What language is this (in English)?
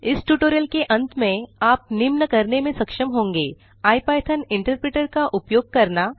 Hindi